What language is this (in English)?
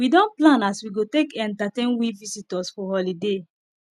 Nigerian Pidgin